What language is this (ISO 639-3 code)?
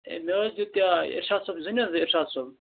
kas